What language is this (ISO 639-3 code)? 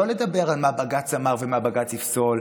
heb